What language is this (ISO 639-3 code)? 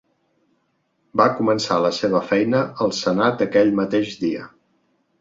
cat